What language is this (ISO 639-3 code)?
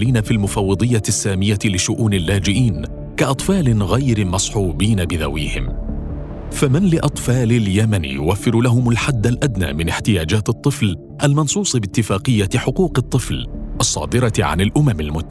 ara